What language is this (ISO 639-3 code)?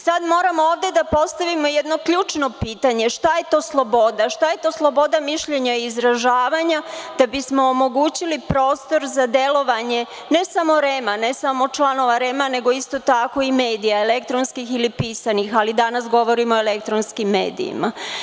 srp